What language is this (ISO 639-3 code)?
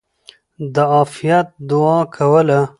pus